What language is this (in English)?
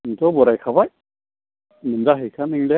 Bodo